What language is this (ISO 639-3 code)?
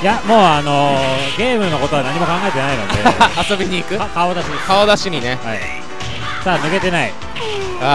jpn